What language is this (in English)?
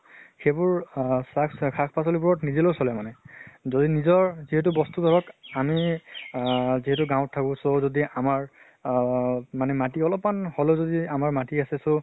Assamese